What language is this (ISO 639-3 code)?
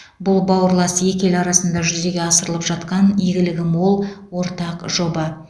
kaz